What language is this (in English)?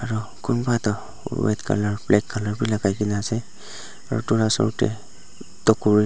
Naga Pidgin